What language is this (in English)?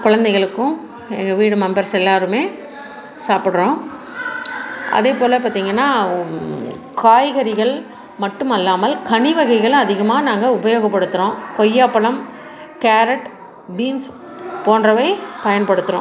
Tamil